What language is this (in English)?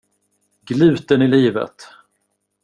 Swedish